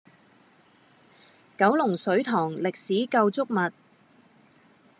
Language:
Cantonese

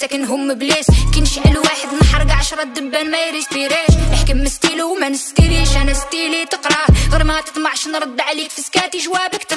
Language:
Arabic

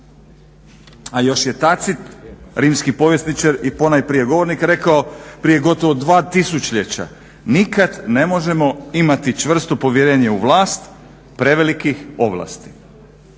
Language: Croatian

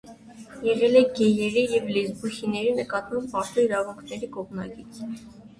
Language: Armenian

